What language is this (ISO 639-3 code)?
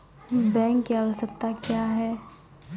mai